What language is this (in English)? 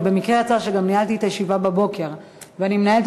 Hebrew